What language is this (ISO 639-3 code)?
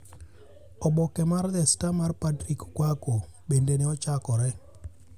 luo